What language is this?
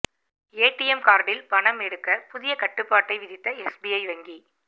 Tamil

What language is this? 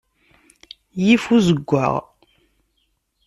Kabyle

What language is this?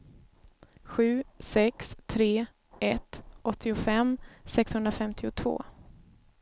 Swedish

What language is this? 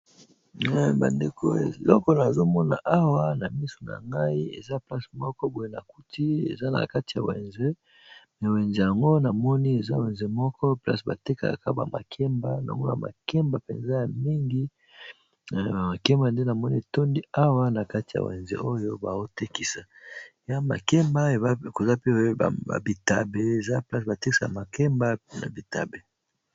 Lingala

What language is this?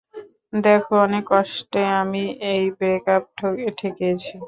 Bangla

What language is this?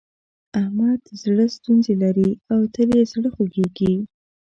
Pashto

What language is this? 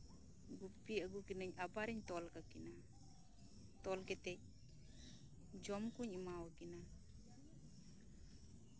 Santali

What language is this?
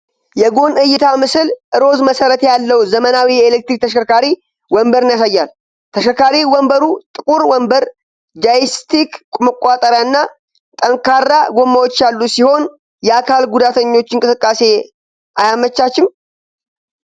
Amharic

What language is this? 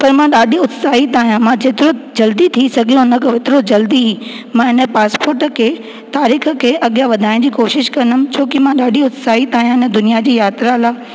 Sindhi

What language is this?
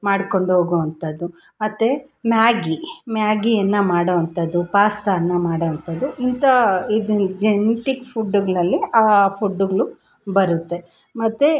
Kannada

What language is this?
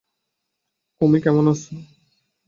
Bangla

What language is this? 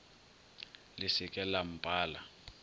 Northern Sotho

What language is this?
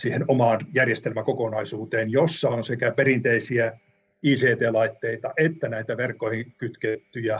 Finnish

